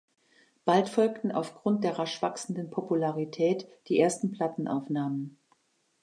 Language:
German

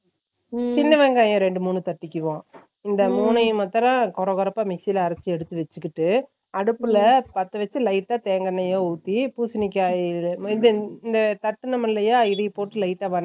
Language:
Tamil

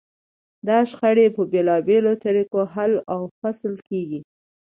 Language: Pashto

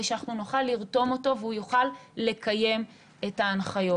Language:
Hebrew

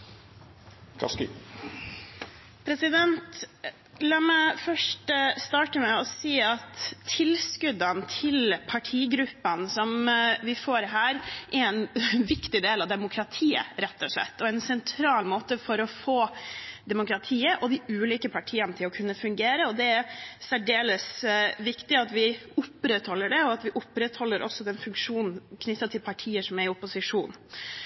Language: Norwegian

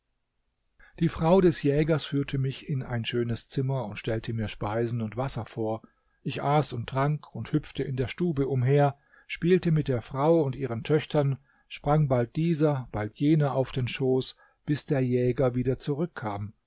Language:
German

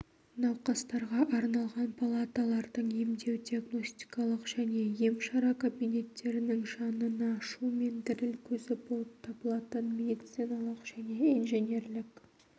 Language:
Kazakh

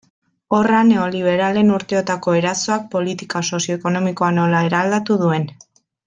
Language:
Basque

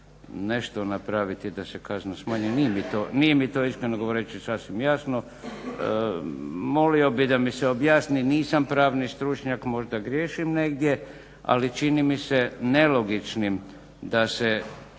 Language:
Croatian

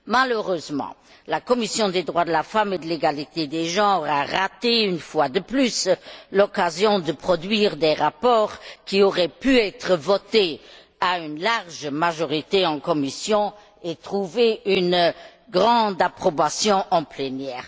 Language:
French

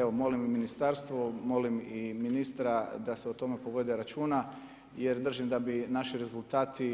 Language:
Croatian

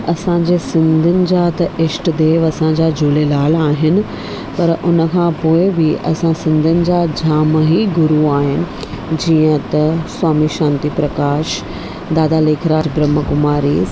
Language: Sindhi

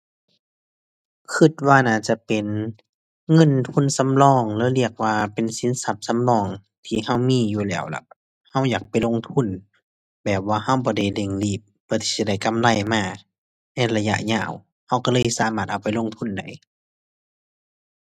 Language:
Thai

